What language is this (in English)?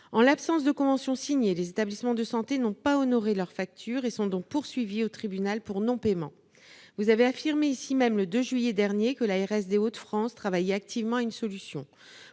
French